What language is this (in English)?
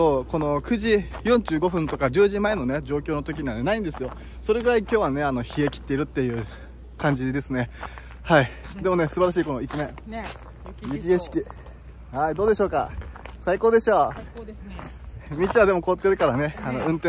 Japanese